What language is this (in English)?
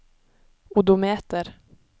Norwegian